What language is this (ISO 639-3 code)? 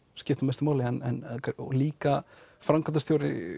isl